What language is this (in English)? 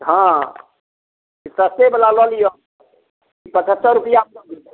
Maithili